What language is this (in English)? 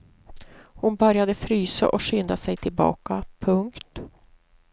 Swedish